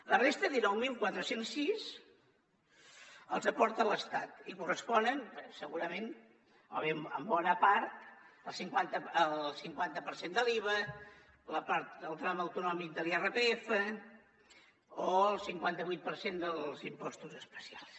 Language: Catalan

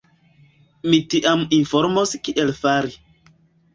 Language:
Esperanto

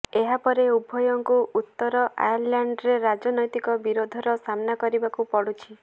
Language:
Odia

